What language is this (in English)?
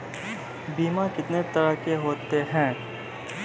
Maithili